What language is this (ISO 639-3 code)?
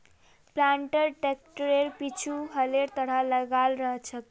mag